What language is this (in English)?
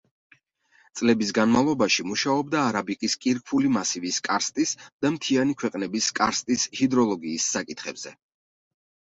Georgian